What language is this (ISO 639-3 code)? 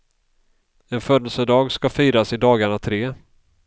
swe